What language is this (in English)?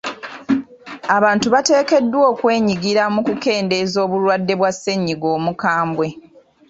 Ganda